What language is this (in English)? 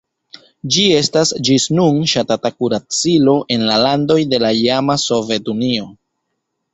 Esperanto